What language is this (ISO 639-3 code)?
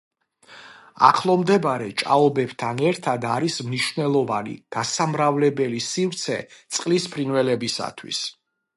kat